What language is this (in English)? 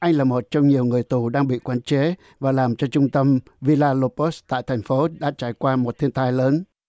Vietnamese